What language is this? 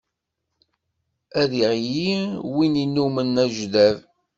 Kabyle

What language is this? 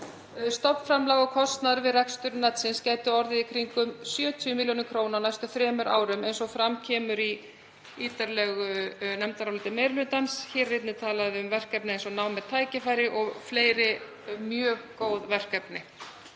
Icelandic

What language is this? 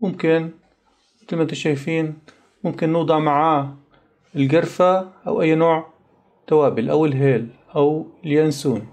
Arabic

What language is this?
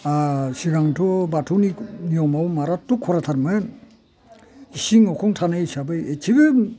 Bodo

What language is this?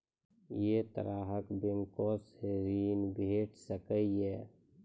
Maithili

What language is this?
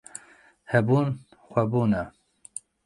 Kurdish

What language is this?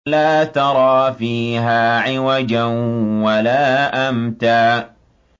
Arabic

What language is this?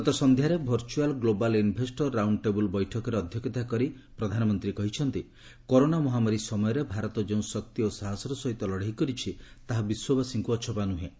Odia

